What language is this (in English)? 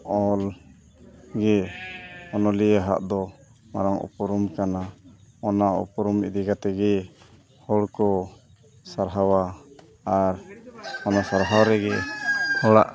Santali